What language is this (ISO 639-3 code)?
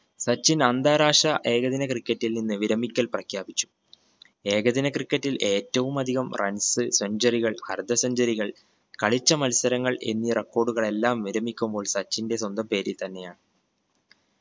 mal